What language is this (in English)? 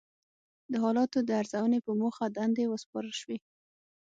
Pashto